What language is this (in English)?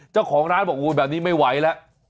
Thai